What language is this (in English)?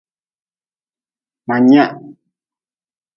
Nawdm